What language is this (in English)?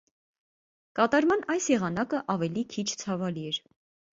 Armenian